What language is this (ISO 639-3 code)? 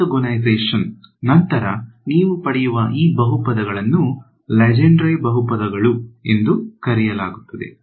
kan